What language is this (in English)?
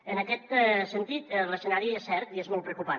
Catalan